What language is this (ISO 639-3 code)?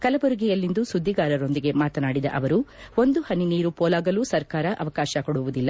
kan